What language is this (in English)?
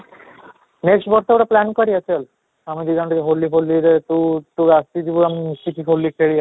Odia